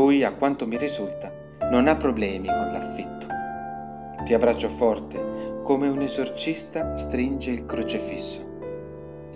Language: Italian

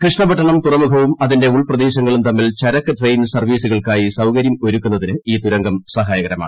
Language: Malayalam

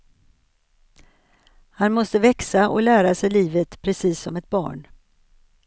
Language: Swedish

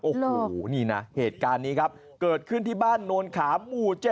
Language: Thai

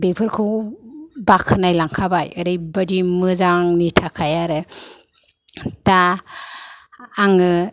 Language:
Bodo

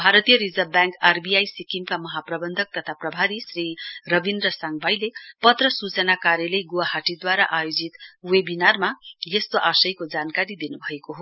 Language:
Nepali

